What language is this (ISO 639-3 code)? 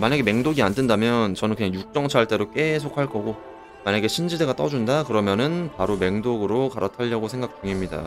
kor